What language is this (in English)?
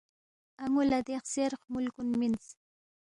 Balti